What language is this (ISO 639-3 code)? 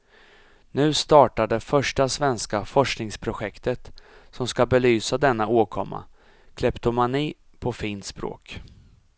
swe